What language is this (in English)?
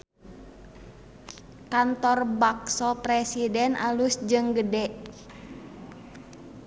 Sundanese